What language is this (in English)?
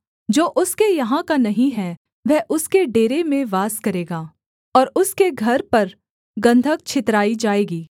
Hindi